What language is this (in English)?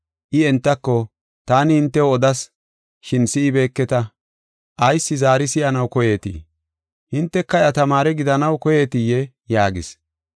Gofa